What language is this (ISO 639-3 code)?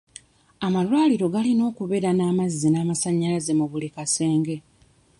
lug